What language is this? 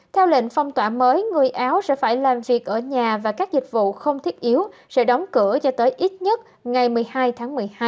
Vietnamese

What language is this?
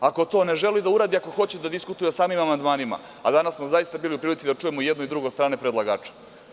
Serbian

